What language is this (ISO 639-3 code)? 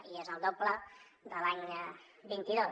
cat